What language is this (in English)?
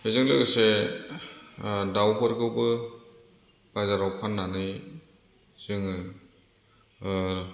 Bodo